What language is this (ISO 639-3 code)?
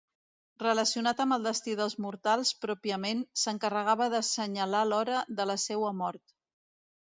cat